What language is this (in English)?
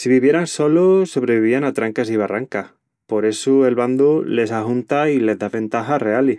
Extremaduran